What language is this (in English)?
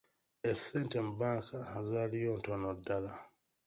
Ganda